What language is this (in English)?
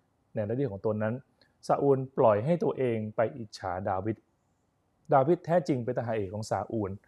Thai